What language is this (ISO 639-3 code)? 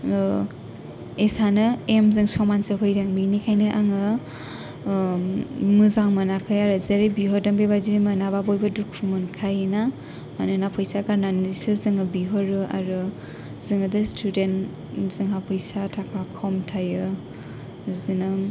brx